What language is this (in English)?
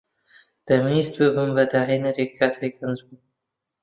Central Kurdish